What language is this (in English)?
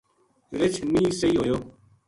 Gujari